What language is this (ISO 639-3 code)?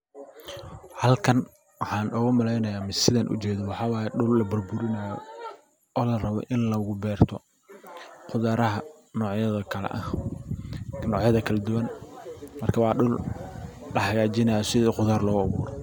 som